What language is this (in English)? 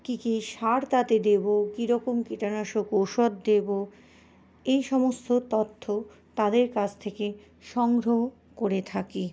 Bangla